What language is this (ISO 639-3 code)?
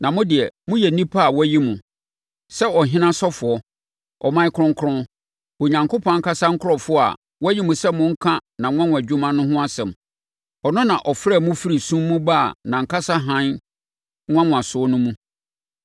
aka